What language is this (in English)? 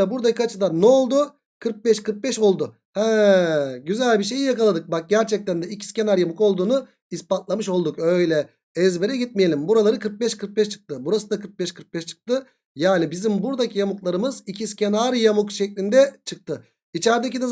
Turkish